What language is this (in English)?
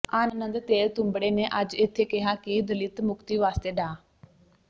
Punjabi